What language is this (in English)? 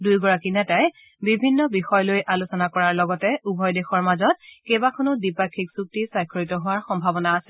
Assamese